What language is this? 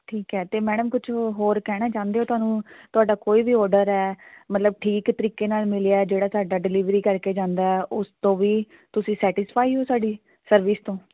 Punjabi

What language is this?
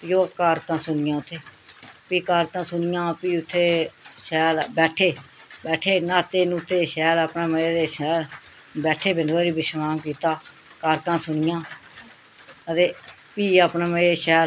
Dogri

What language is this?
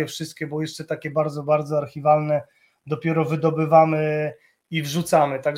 Polish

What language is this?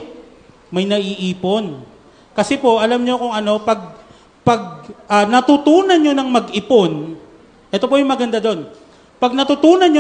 Filipino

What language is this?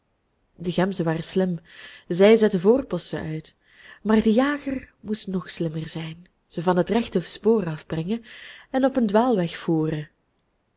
Dutch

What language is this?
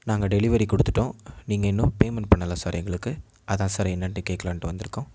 Tamil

